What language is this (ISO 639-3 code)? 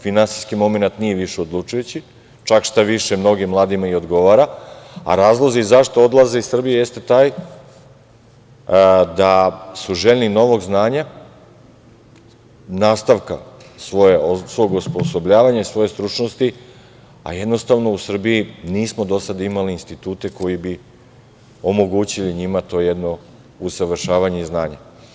srp